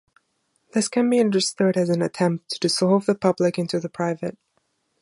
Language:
English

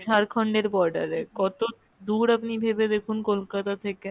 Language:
Bangla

